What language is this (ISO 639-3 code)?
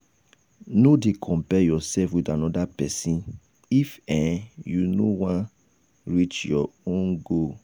pcm